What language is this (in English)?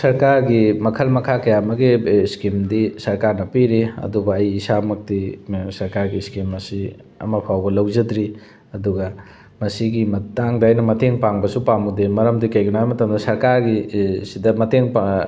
Manipuri